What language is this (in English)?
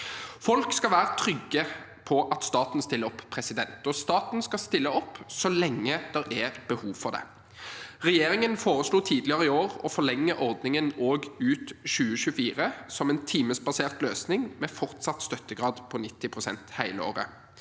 Norwegian